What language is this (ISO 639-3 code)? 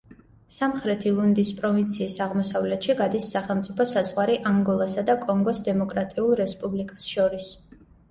kat